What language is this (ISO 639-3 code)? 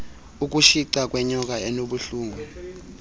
xho